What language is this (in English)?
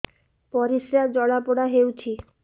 Odia